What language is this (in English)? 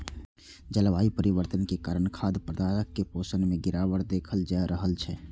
Maithili